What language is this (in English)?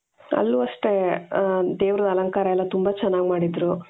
Kannada